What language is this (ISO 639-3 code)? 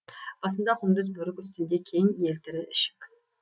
kaz